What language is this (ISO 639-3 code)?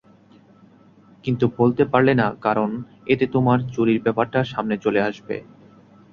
ben